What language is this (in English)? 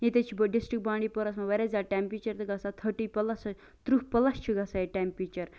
Kashmiri